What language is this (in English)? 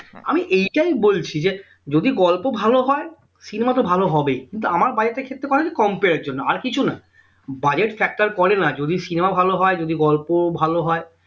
Bangla